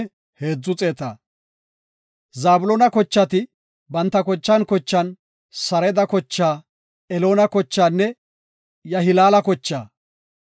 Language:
Gofa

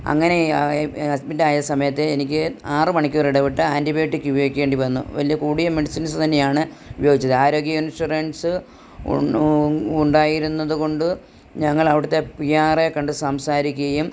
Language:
Malayalam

